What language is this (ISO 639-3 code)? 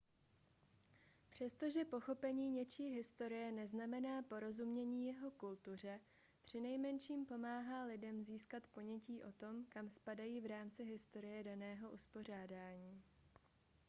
ces